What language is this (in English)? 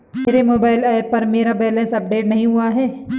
Hindi